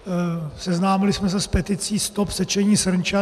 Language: Czech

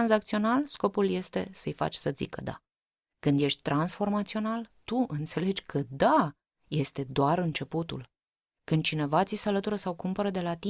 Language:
Romanian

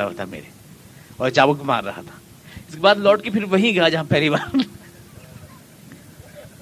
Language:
Urdu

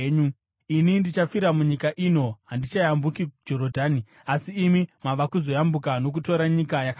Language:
Shona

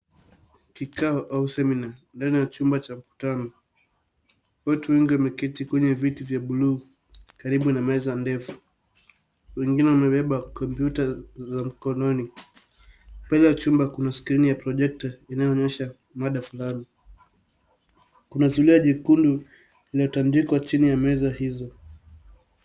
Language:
Swahili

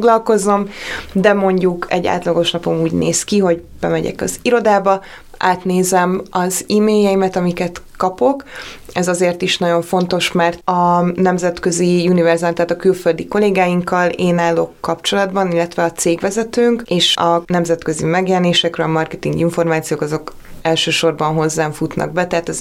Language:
Hungarian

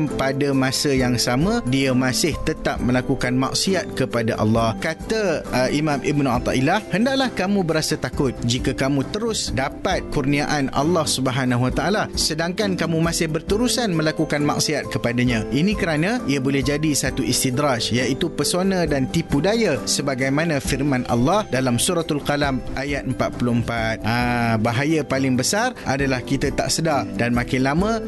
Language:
Malay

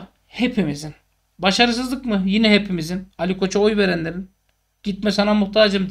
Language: Turkish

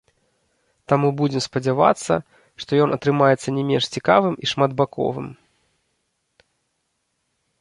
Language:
Belarusian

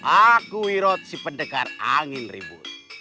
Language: Indonesian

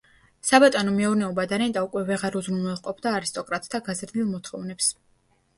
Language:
Georgian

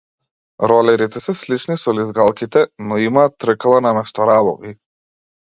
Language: Macedonian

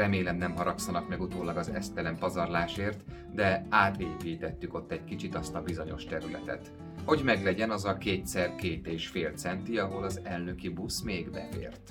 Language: Hungarian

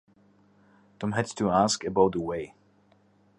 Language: Czech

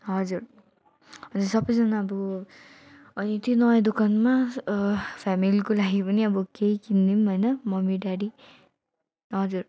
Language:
Nepali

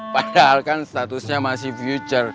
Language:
Indonesian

